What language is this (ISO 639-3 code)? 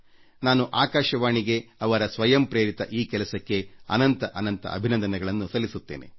kan